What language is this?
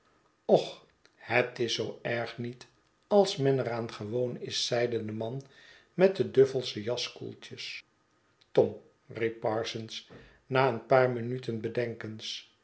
Dutch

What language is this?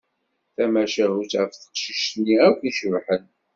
Kabyle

